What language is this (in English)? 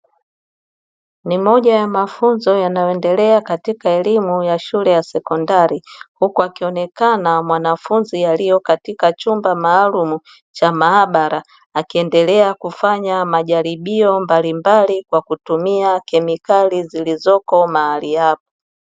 Swahili